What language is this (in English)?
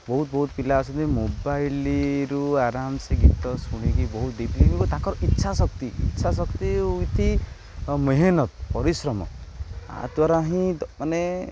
Odia